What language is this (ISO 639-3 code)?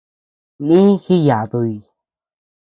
cux